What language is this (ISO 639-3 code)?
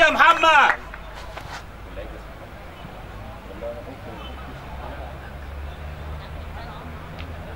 ara